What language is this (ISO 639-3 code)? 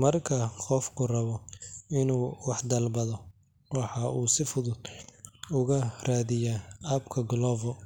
som